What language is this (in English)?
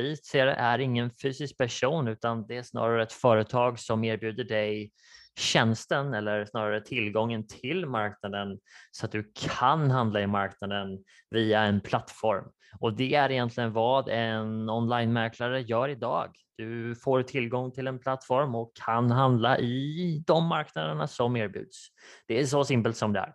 Swedish